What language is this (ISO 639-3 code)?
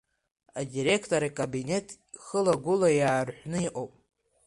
abk